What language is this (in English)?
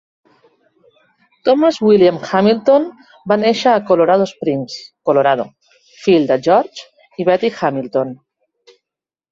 Catalan